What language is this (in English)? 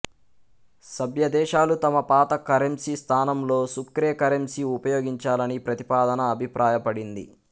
Telugu